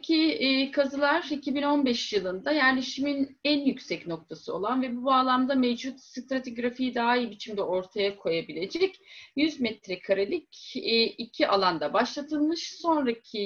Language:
Turkish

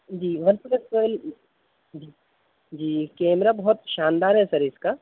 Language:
Urdu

